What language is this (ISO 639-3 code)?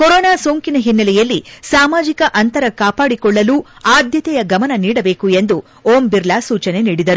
kan